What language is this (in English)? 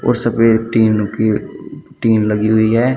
Hindi